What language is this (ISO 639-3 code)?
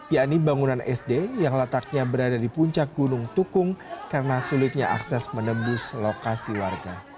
ind